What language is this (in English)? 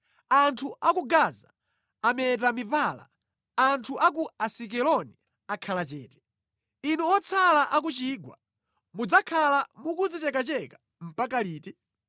Nyanja